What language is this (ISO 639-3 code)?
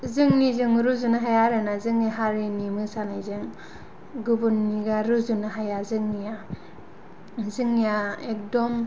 brx